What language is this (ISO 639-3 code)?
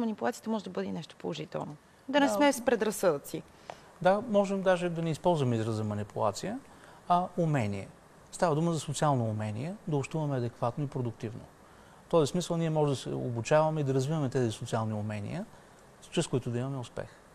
bul